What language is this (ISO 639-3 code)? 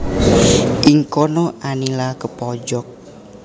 jav